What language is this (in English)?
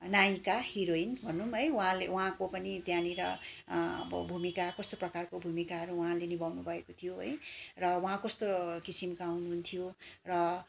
Nepali